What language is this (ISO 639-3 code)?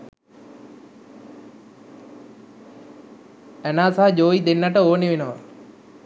sin